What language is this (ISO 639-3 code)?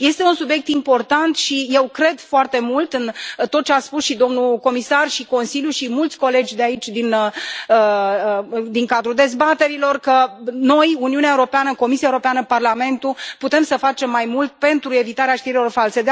ron